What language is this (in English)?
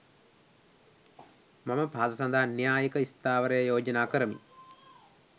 Sinhala